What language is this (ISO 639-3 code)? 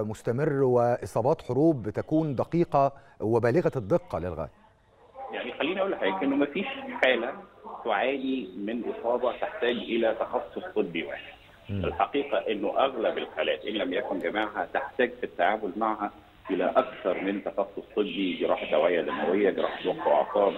ara